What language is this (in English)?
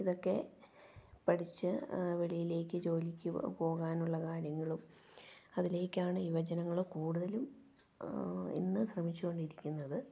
Malayalam